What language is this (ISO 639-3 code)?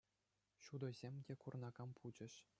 chv